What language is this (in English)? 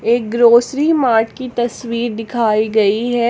Hindi